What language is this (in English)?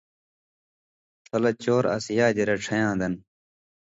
Indus Kohistani